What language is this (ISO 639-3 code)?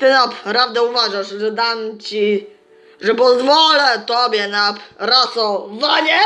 pol